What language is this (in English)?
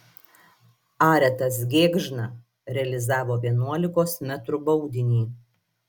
Lithuanian